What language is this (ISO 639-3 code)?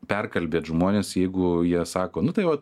lit